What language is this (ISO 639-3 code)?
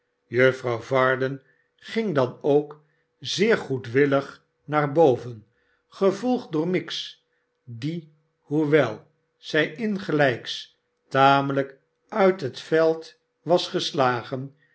nld